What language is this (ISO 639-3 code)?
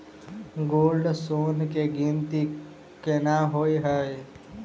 mai